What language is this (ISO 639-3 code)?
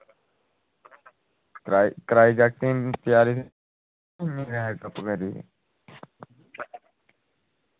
doi